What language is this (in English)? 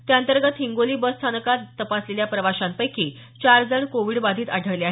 Marathi